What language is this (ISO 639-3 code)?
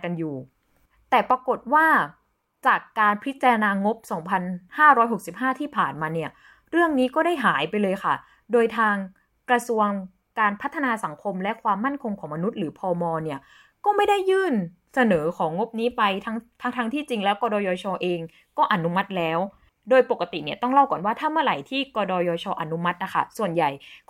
tha